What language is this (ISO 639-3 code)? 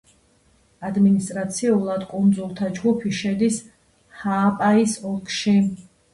kat